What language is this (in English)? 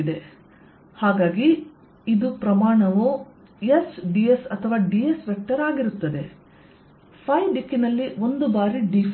Kannada